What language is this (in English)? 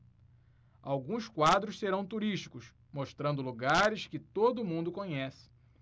Portuguese